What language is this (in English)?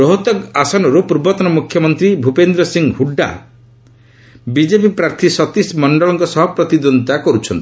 Odia